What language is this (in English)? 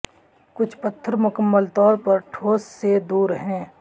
Urdu